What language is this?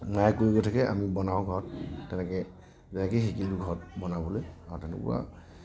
Assamese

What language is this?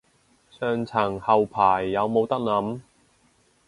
Cantonese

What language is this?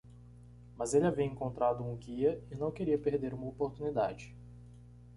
Portuguese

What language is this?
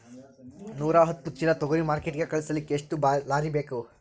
Kannada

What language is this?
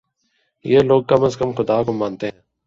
Urdu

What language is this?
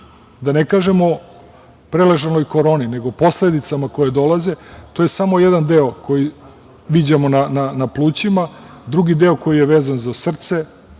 Serbian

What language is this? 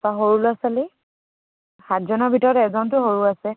Assamese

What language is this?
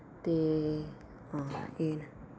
Dogri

